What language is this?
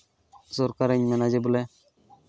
Santali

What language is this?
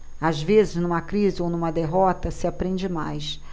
Portuguese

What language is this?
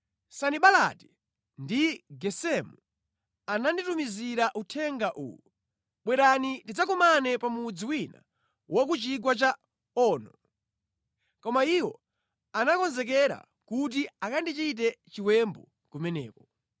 Nyanja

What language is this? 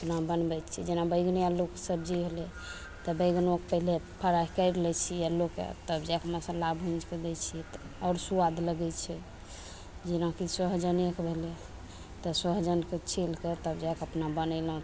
Maithili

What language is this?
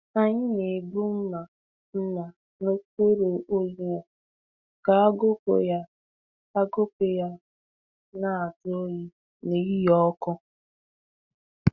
Igbo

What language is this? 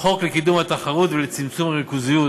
Hebrew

